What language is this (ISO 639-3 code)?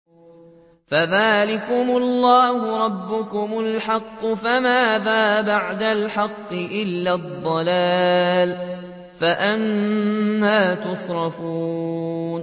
ara